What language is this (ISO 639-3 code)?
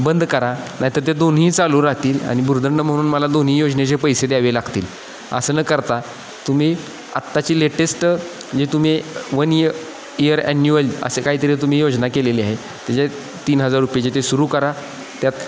mar